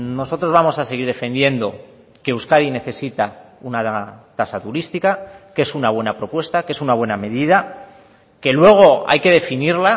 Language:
Spanish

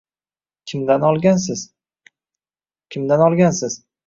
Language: Uzbek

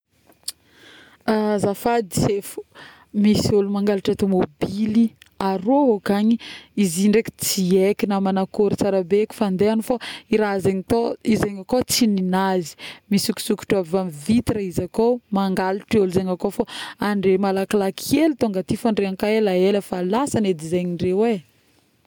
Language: Northern Betsimisaraka Malagasy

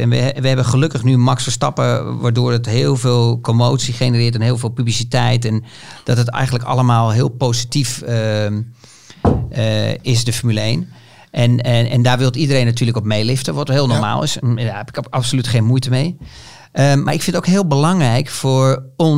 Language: Dutch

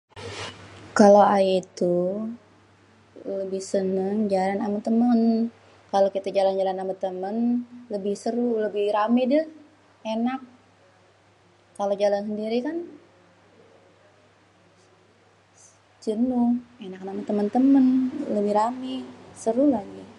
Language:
Betawi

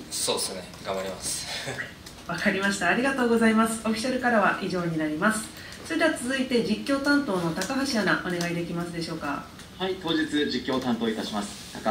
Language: Japanese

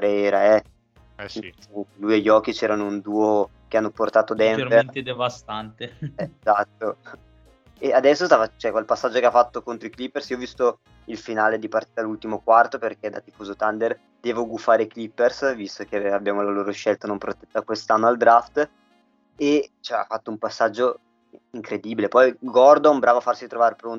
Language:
Italian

